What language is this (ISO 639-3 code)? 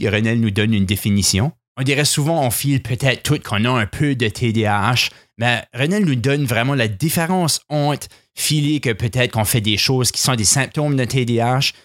fra